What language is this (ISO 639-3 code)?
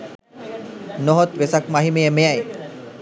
sin